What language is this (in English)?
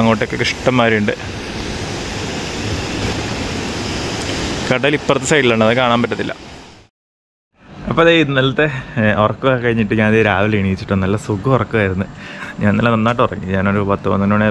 English